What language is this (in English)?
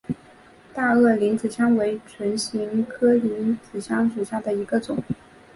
Chinese